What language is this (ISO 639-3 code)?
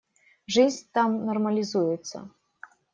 rus